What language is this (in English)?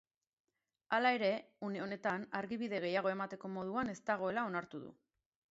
Basque